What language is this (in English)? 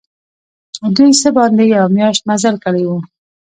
Pashto